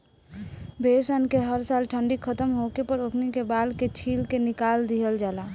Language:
Bhojpuri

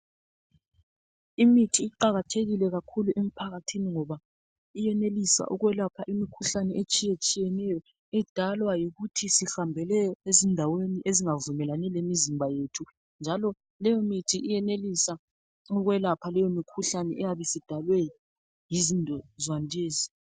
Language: North Ndebele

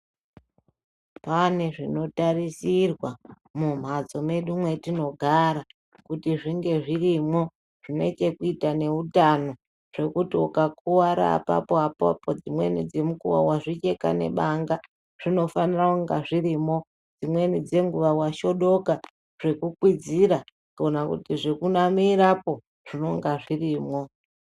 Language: Ndau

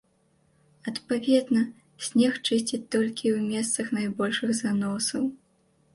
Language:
Belarusian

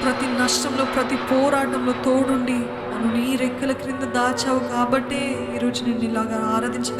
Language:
Hindi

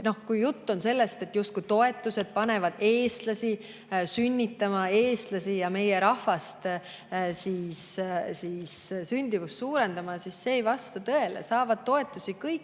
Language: Estonian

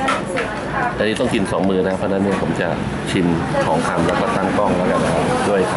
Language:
Thai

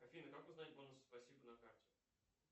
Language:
Russian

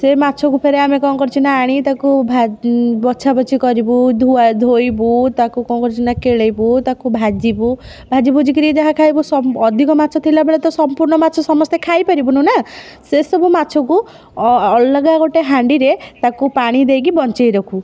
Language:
Odia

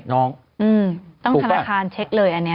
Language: Thai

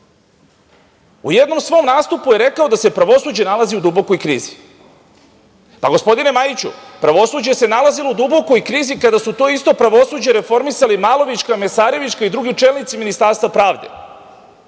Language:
Serbian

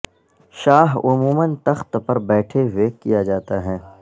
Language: Urdu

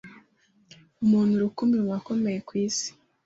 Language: Kinyarwanda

